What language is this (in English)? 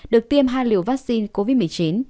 Vietnamese